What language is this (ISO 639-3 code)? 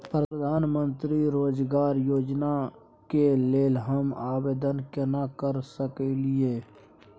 mai